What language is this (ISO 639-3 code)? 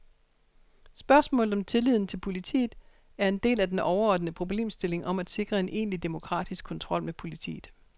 dan